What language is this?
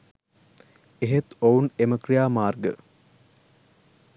Sinhala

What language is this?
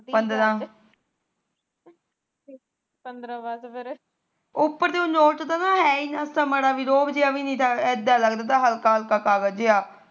Punjabi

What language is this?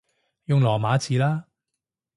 Cantonese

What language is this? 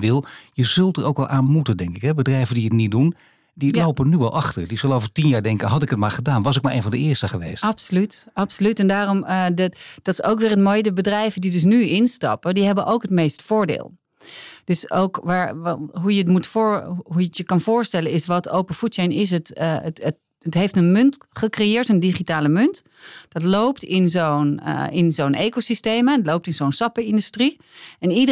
Dutch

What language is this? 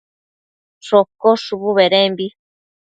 Matsés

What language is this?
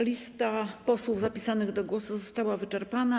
Polish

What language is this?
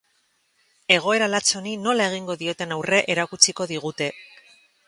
Basque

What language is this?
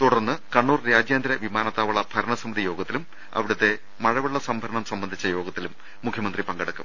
Malayalam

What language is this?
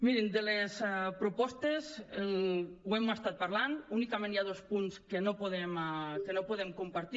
Catalan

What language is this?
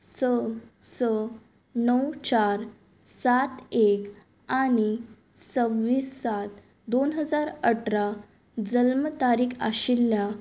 Konkani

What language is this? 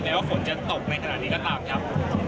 Thai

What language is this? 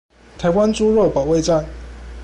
Chinese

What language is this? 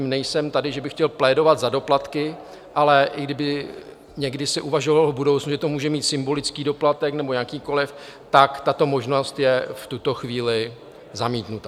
Czech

